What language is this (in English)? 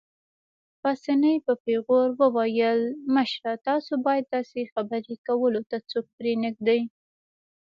Pashto